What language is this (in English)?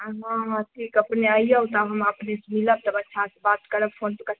Maithili